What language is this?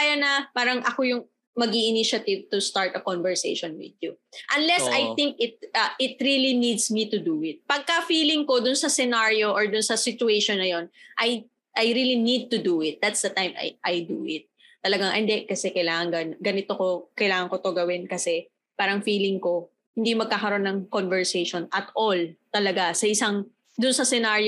Filipino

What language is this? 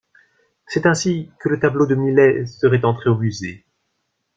French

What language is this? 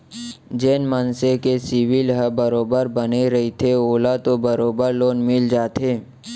Chhattisgarhi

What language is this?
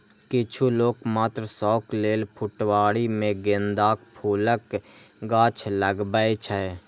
Maithili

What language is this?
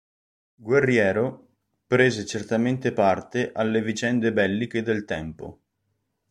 Italian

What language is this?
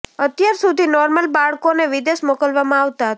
Gujarati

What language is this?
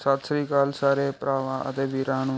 Punjabi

